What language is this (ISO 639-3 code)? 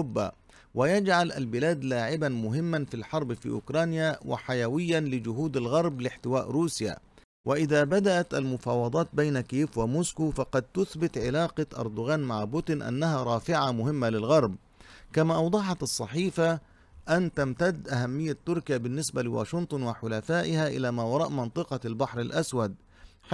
ara